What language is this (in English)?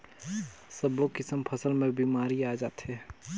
Chhattisgarhi